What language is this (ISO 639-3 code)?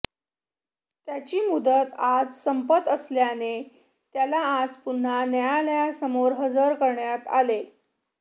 mar